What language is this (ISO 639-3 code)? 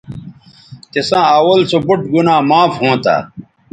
btv